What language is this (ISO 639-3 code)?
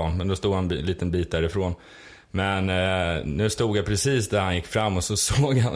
swe